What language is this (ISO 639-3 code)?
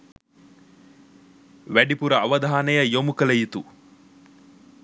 sin